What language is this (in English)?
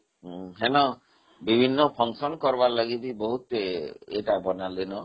Odia